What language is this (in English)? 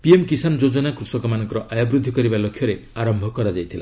Odia